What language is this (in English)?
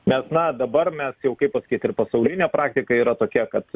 Lithuanian